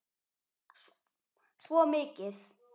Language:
Icelandic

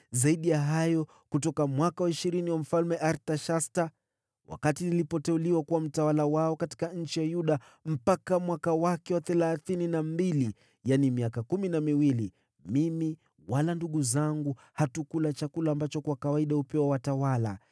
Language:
Swahili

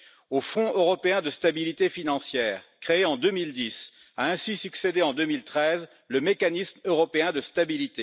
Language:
French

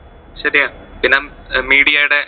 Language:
Malayalam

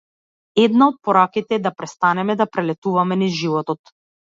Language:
Macedonian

